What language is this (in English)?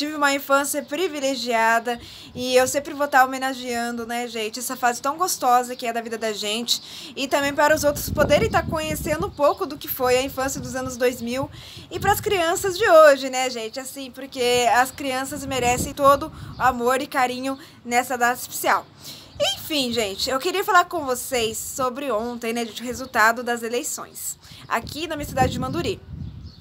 Portuguese